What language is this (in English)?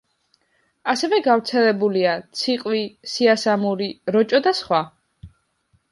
Georgian